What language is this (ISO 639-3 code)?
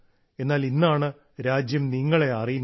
mal